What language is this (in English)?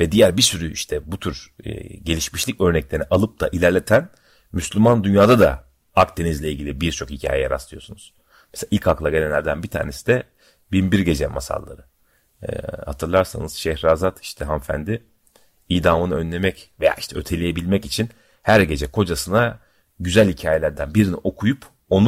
Turkish